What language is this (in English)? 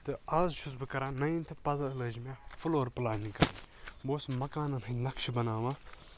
Kashmiri